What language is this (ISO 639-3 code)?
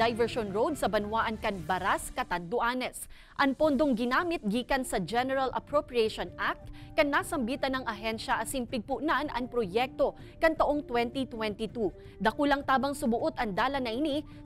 fil